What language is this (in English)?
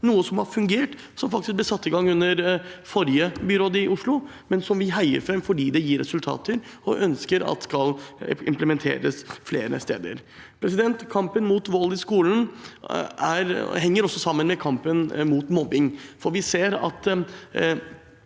Norwegian